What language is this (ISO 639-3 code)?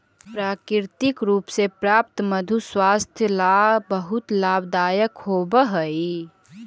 mag